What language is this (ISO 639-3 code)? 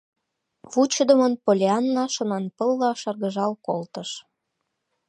chm